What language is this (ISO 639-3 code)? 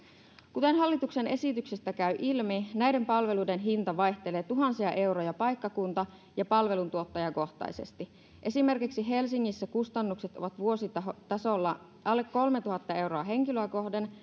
fin